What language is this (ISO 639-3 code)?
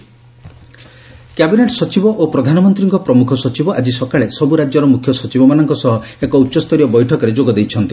ori